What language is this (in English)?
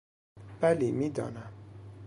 Persian